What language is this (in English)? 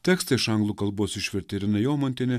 Lithuanian